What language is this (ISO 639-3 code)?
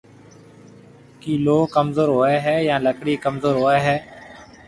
mve